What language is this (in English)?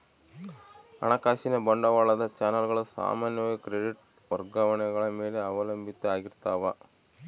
Kannada